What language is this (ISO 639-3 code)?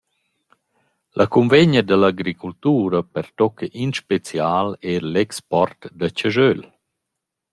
roh